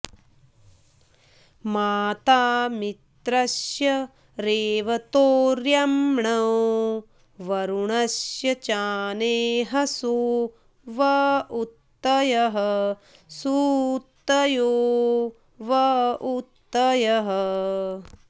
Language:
Sanskrit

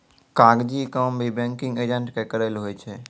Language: Maithili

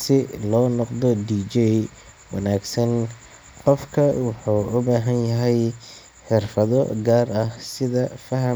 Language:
Somali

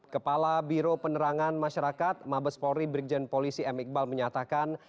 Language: Indonesian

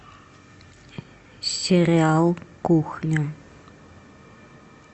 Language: Russian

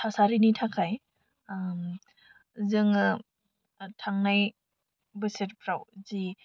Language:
Bodo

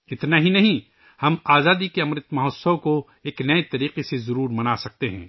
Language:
Urdu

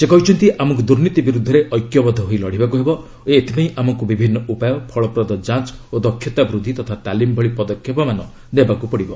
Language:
Odia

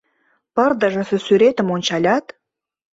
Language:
Mari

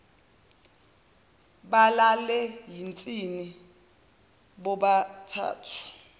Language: Zulu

